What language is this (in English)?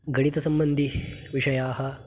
Sanskrit